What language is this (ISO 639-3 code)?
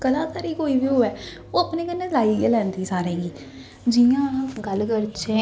doi